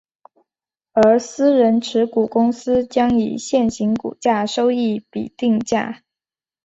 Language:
Chinese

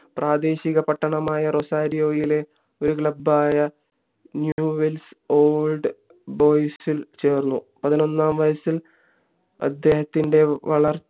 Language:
Malayalam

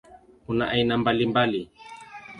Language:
Swahili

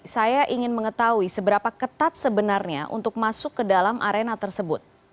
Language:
Indonesian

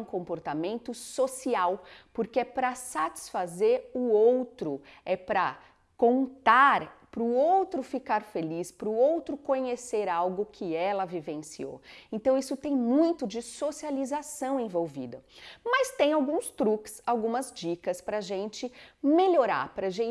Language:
Portuguese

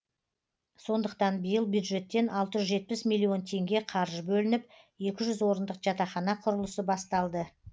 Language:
Kazakh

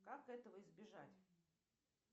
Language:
Russian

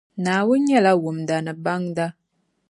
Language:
Dagbani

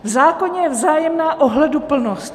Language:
Czech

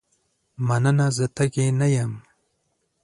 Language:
Pashto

